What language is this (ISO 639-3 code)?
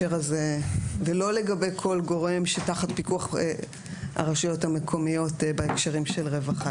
heb